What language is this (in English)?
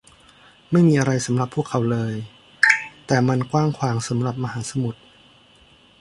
Thai